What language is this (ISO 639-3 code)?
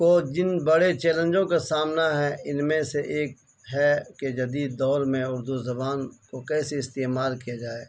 urd